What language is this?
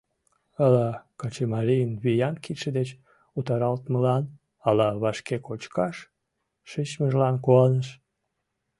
Mari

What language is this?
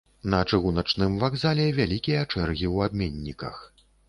Belarusian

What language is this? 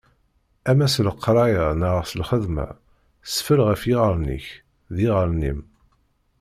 Kabyle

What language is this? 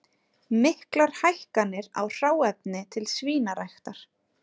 Icelandic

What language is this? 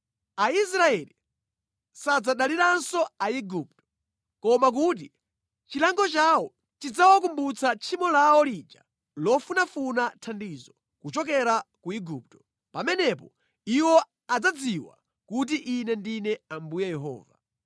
Nyanja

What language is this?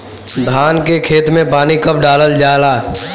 Bhojpuri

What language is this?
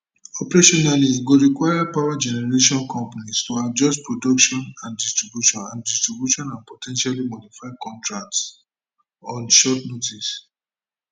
Nigerian Pidgin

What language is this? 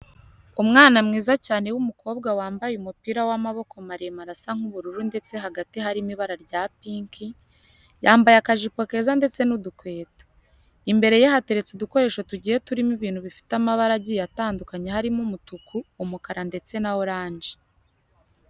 Kinyarwanda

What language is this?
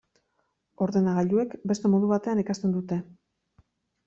Basque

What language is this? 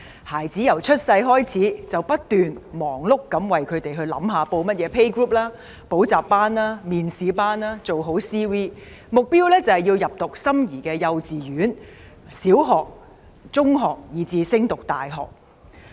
Cantonese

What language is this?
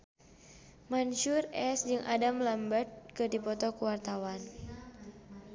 Sundanese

